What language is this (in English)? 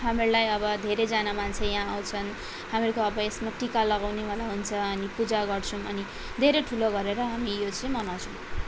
Nepali